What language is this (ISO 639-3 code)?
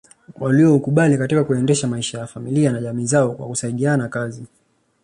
swa